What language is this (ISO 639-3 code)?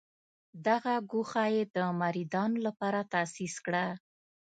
pus